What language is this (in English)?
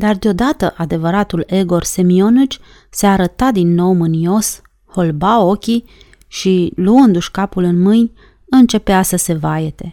Romanian